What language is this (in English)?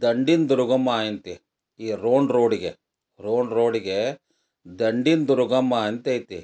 Kannada